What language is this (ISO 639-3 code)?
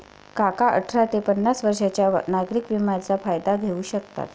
mar